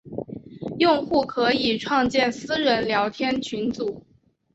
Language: Chinese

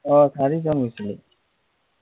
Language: Assamese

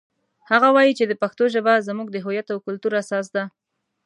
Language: Pashto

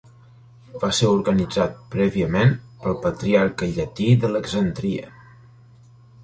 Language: Catalan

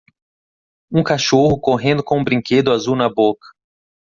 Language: Portuguese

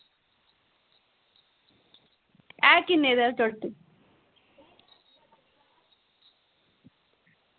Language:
Dogri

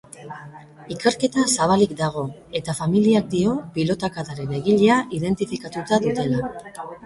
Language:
Basque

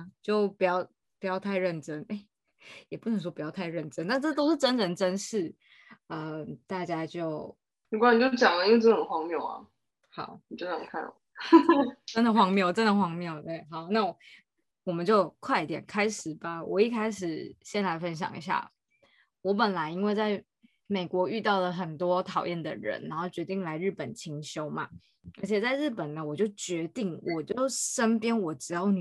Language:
Chinese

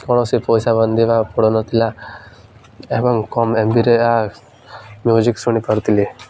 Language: Odia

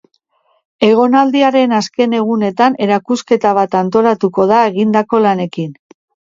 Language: Basque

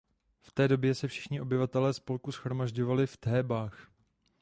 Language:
Czech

